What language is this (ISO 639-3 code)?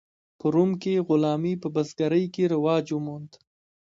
pus